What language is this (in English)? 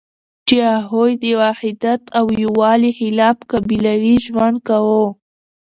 Pashto